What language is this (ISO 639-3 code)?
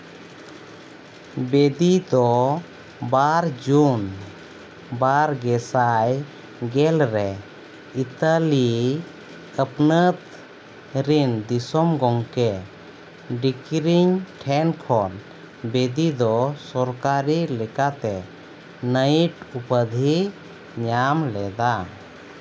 sat